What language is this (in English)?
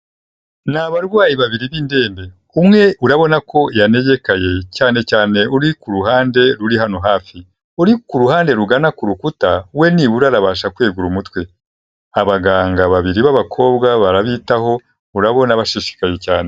Kinyarwanda